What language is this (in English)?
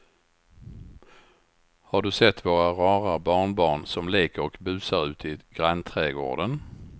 Swedish